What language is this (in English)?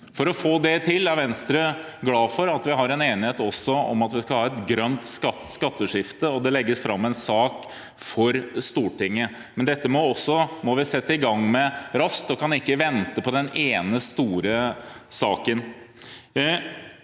Norwegian